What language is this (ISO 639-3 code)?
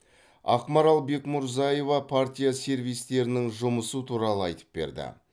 kaz